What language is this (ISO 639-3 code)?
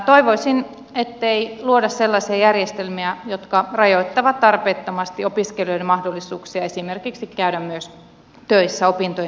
fin